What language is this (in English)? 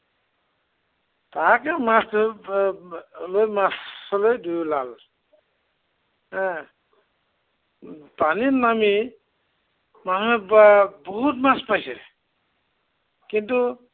Assamese